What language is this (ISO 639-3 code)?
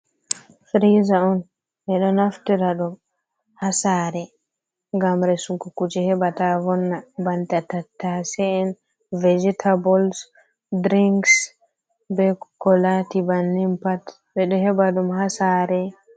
ful